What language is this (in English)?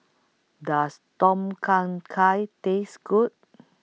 English